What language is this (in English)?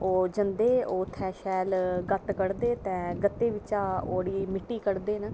Dogri